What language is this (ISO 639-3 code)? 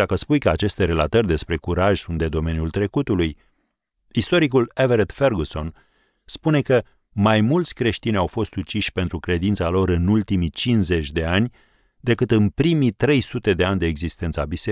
ron